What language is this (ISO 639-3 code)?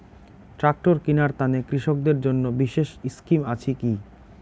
ben